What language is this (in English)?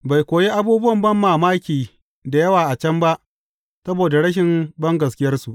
Hausa